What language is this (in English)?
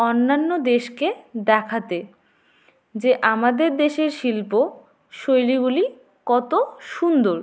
Bangla